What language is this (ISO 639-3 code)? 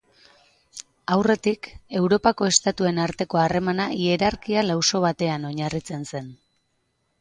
eus